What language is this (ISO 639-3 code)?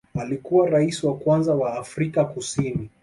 swa